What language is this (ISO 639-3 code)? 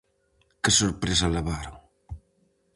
glg